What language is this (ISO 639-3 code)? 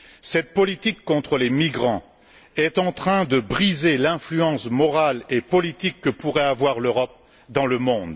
fra